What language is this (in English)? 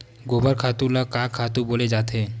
Chhattisgarhi